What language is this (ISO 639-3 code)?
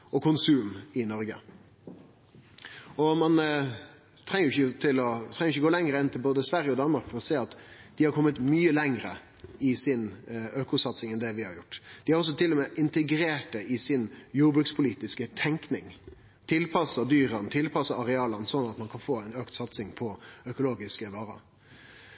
nno